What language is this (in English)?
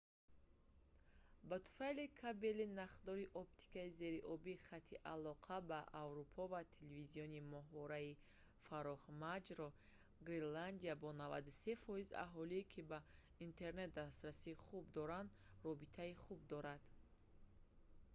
Tajik